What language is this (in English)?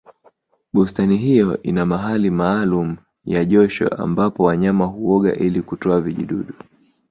Swahili